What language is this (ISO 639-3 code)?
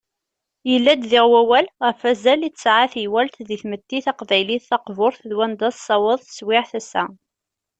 kab